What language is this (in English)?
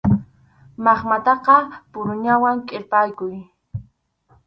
Arequipa-La Unión Quechua